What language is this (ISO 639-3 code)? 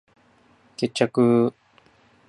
jpn